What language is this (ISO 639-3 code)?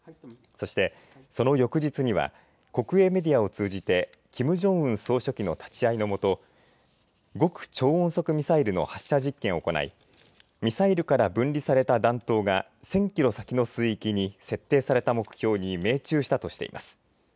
jpn